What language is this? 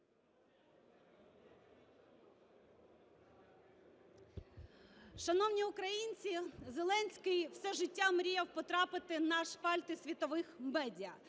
Ukrainian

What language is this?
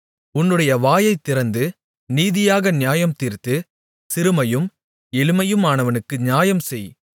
Tamil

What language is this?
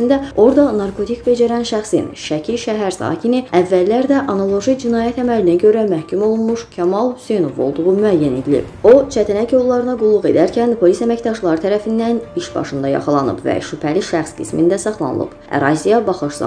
Turkish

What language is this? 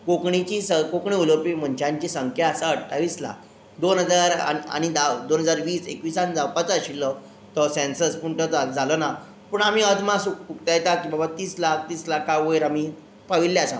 Konkani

